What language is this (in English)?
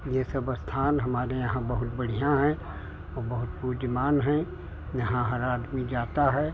Hindi